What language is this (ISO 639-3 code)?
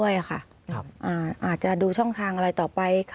tha